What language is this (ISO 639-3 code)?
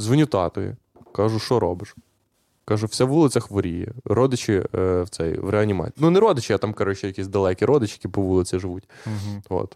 ukr